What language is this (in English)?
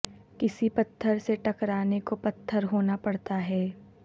Urdu